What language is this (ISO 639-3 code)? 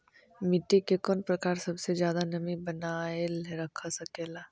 mag